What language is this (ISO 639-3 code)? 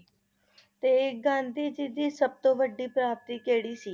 pan